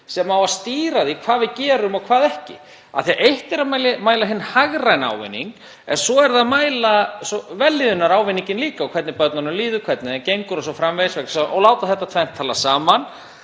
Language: Icelandic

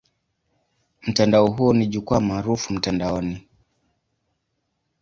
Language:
Swahili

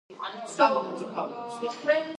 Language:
Georgian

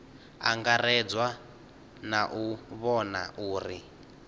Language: Venda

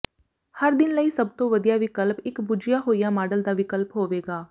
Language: Punjabi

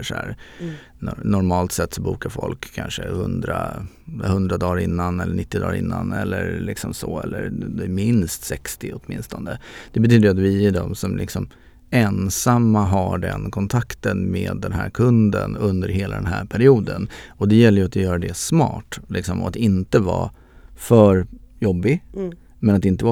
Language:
Swedish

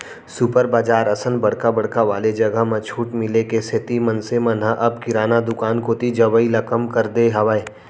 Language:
Chhattisgarhi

